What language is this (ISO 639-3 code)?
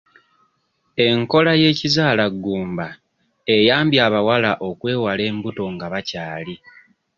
lug